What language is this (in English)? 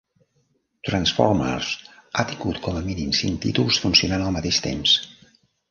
Catalan